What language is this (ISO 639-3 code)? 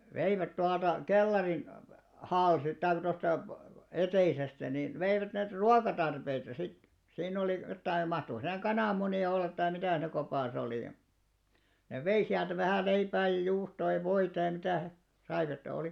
fin